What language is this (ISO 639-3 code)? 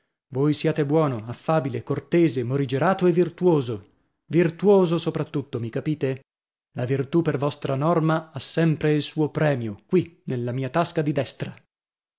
ita